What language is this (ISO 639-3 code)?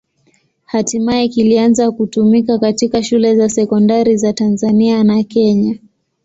swa